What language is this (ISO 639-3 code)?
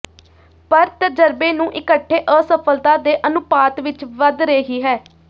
pan